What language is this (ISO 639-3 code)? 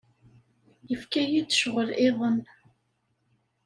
kab